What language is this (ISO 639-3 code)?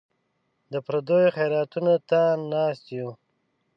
pus